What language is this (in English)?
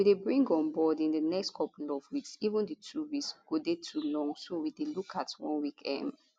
Nigerian Pidgin